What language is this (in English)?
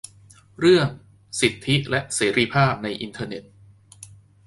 Thai